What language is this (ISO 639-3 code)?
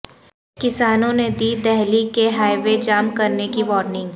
urd